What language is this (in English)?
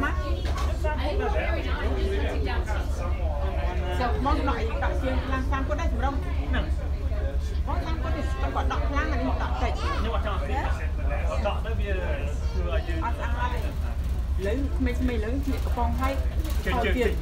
Vietnamese